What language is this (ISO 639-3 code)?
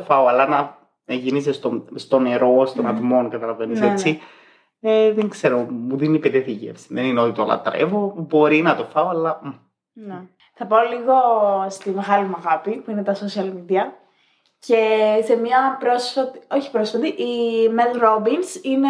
ell